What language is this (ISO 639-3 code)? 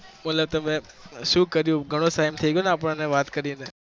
guj